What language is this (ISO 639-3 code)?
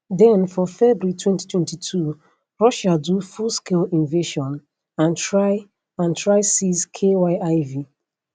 pcm